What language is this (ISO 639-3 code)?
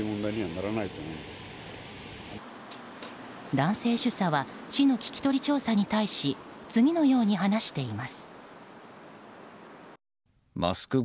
jpn